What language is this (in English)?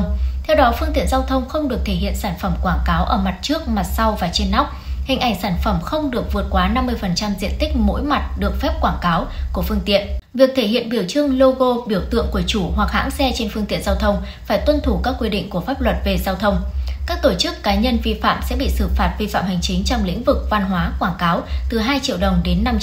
Vietnamese